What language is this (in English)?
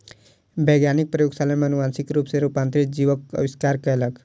Maithili